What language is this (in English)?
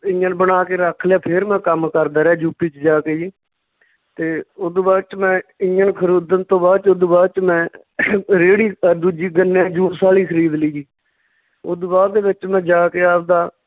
Punjabi